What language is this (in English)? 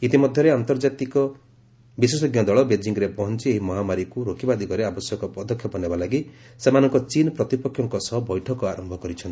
Odia